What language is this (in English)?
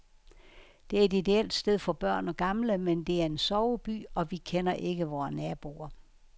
Danish